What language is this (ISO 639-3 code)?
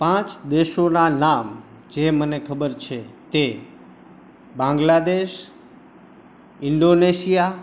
guj